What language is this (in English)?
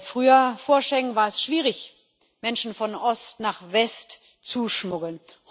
German